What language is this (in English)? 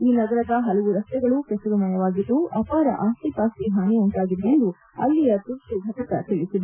Kannada